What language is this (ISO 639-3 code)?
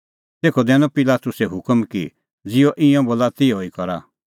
kfx